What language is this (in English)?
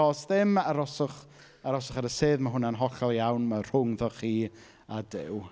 Welsh